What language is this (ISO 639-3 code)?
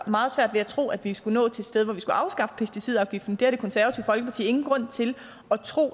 dan